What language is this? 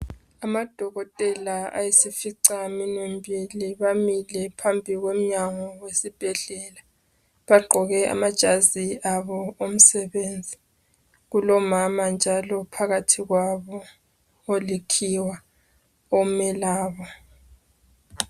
North Ndebele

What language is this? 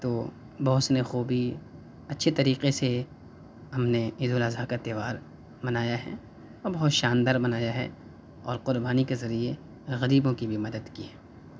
Urdu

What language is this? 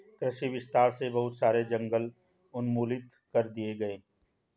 Hindi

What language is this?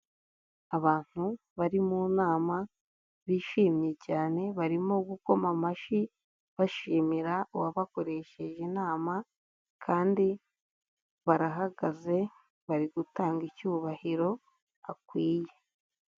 Kinyarwanda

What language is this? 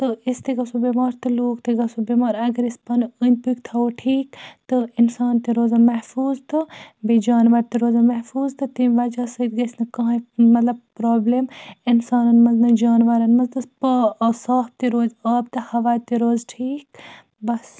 Kashmiri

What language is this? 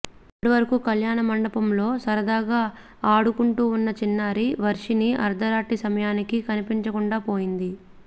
Telugu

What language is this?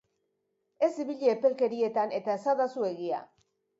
Basque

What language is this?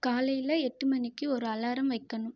Tamil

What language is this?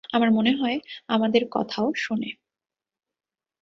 Bangla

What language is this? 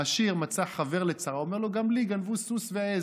Hebrew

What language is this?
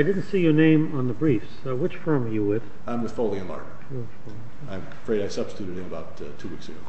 English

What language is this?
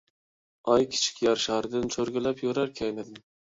Uyghur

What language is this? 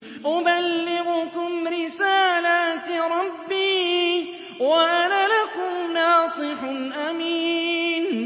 Arabic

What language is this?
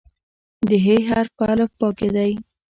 Pashto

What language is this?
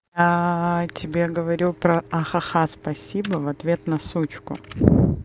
Russian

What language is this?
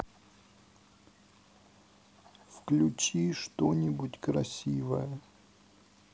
Russian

